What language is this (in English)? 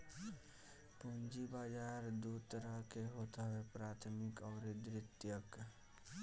Bhojpuri